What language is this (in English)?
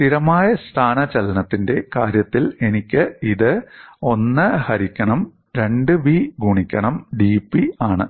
Malayalam